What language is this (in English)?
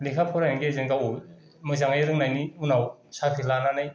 Bodo